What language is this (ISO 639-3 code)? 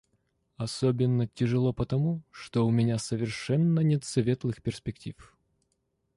rus